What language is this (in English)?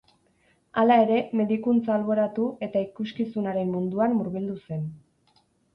Basque